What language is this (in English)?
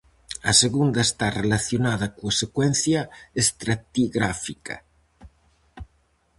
Galician